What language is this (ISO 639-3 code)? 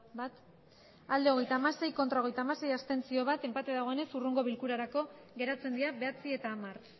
eus